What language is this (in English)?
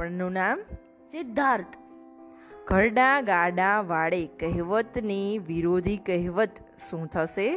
Gujarati